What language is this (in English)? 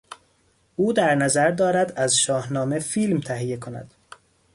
Persian